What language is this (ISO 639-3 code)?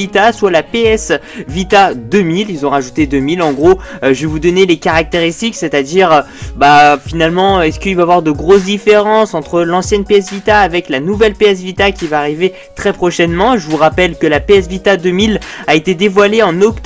fra